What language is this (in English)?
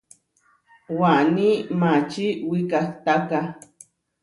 Huarijio